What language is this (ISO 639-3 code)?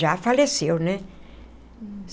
por